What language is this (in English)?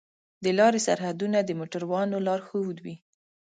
Pashto